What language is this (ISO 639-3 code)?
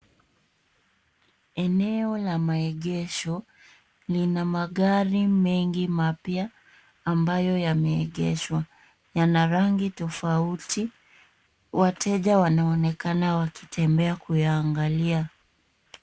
swa